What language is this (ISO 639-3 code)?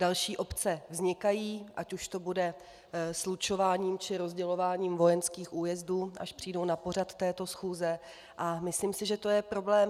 ces